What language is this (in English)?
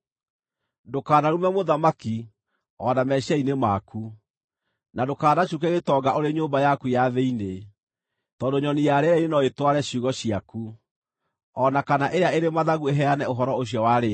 Kikuyu